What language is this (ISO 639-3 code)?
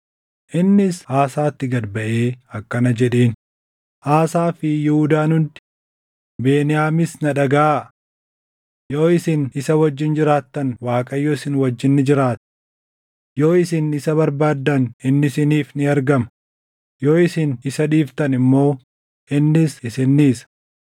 orm